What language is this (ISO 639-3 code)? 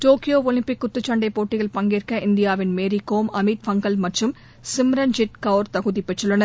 tam